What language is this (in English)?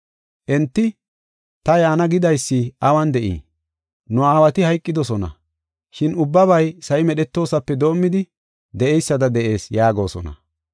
Gofa